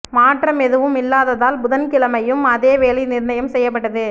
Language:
Tamil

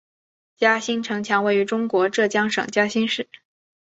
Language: Chinese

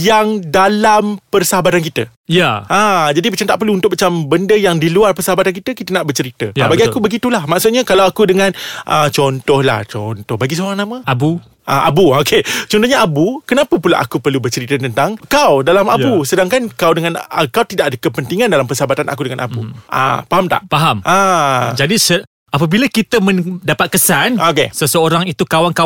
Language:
Malay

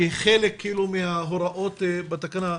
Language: Hebrew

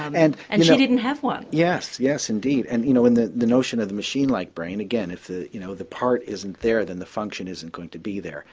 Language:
English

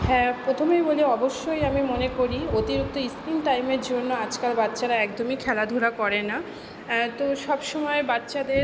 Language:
Bangla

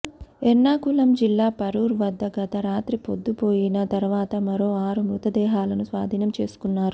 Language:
Telugu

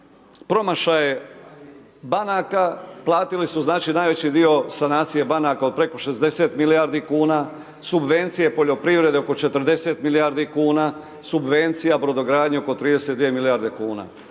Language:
Croatian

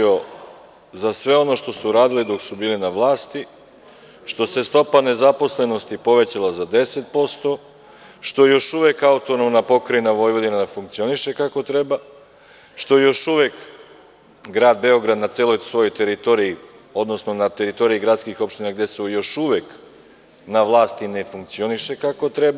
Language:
Serbian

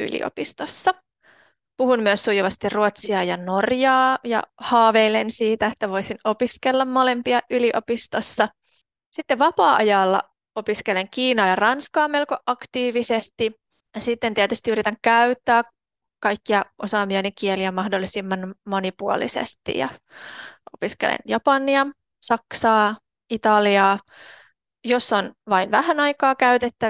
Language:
Finnish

